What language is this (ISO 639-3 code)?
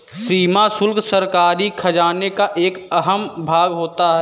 hin